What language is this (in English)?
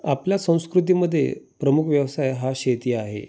Marathi